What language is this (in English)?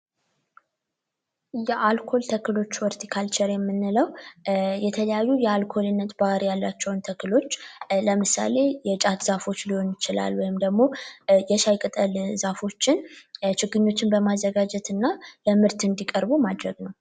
Amharic